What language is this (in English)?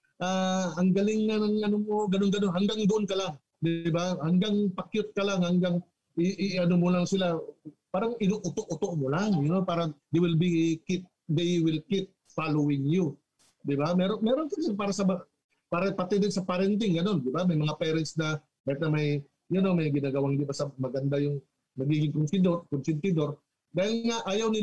Filipino